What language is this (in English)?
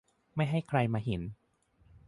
Thai